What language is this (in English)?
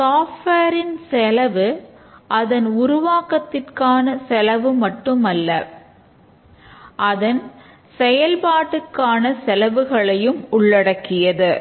Tamil